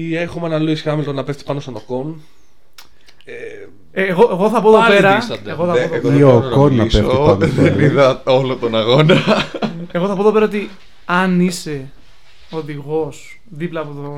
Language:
Greek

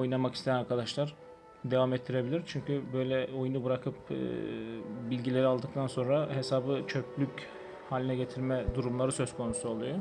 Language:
Turkish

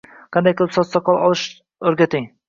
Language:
Uzbek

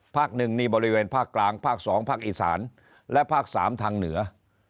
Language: Thai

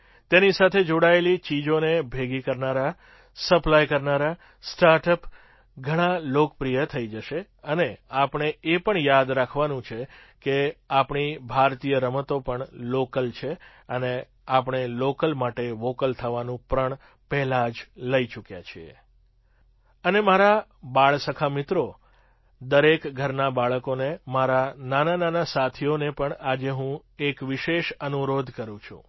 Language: Gujarati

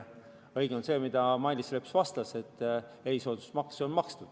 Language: Estonian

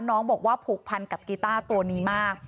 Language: Thai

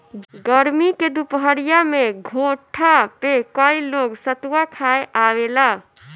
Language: Bhojpuri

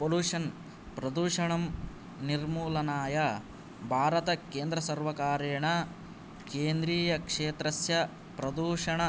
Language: Sanskrit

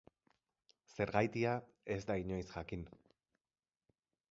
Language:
Basque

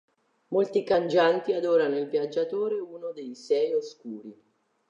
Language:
Italian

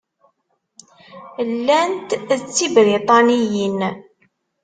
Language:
Kabyle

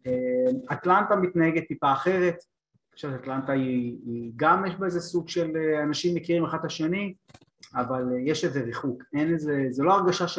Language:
Hebrew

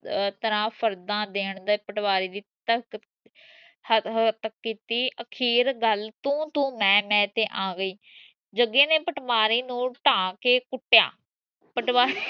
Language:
Punjabi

